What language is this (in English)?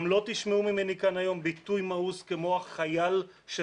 Hebrew